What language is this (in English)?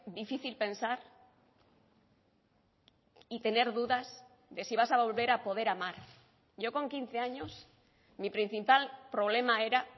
Spanish